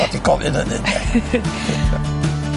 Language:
Welsh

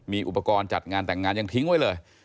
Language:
Thai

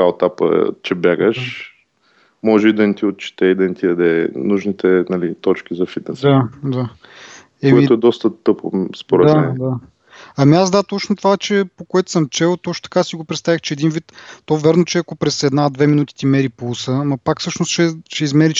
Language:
Bulgarian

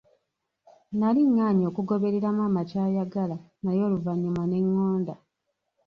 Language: Ganda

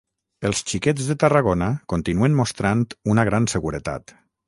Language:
Catalan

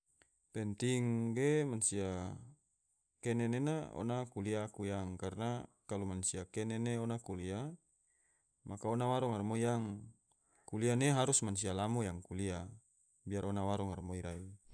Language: Tidore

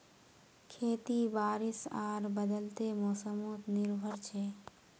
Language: Magahi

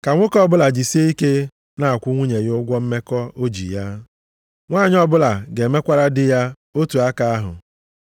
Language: Igbo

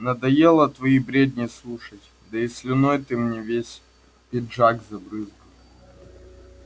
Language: Russian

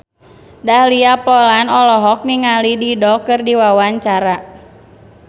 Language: Sundanese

